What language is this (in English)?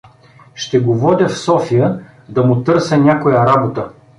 Bulgarian